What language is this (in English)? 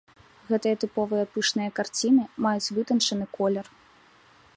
Belarusian